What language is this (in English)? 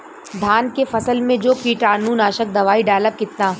Bhojpuri